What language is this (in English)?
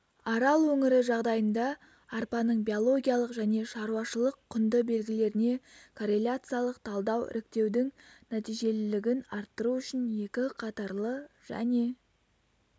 Kazakh